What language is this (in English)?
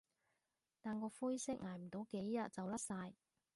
Cantonese